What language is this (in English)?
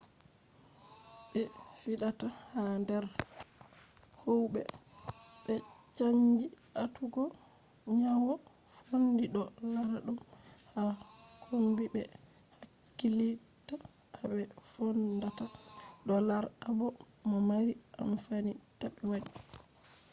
Fula